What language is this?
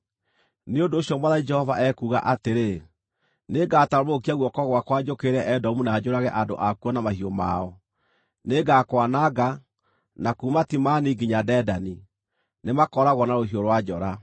Kikuyu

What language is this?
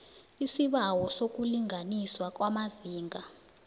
South Ndebele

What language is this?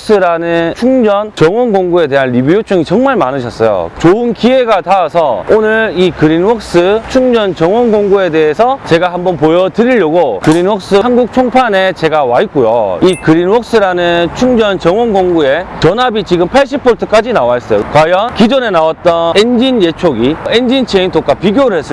Korean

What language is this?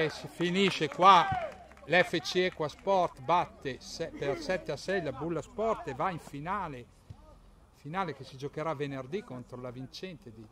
Italian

